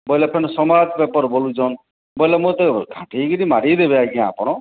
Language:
Odia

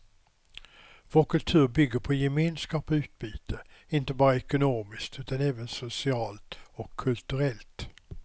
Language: Swedish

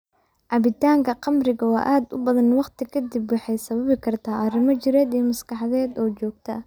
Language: Somali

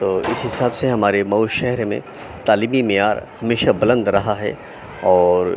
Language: Urdu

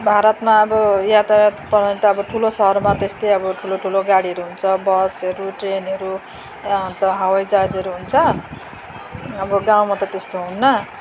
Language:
Nepali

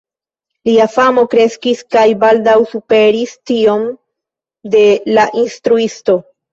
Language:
Esperanto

